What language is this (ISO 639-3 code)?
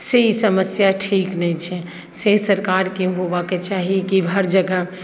mai